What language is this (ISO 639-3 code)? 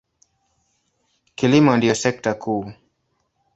swa